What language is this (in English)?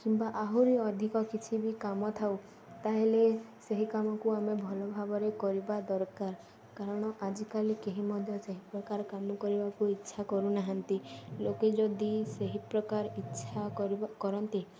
Odia